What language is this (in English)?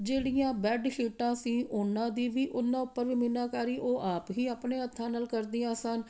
Punjabi